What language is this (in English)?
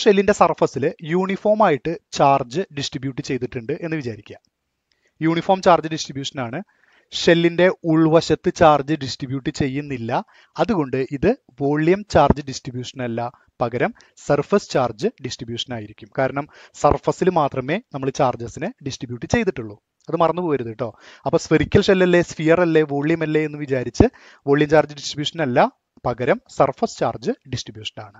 Turkish